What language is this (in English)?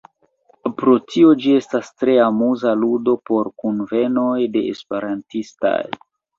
Esperanto